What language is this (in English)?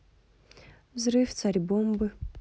Russian